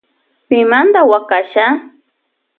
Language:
Loja Highland Quichua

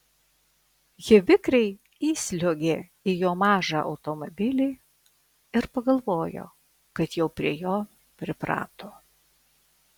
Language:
Lithuanian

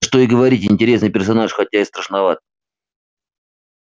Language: Russian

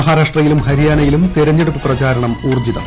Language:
Malayalam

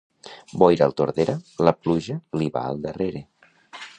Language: Catalan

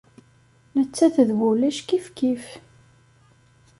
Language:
Kabyle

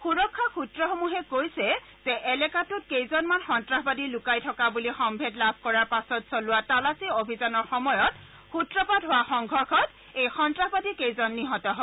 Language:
Assamese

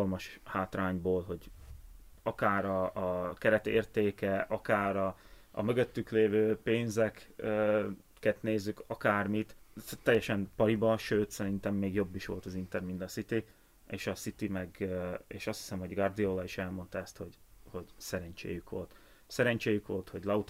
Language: Hungarian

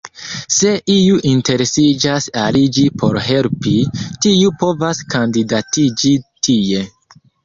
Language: Esperanto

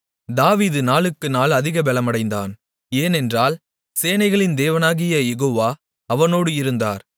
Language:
Tamil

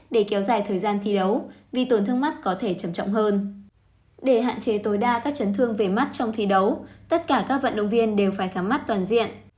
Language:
Vietnamese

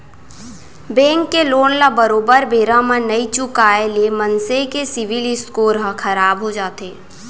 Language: Chhattisgarhi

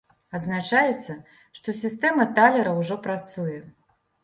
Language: Belarusian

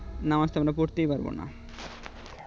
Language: Bangla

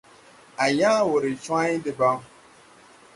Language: Tupuri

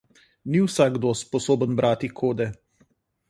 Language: Slovenian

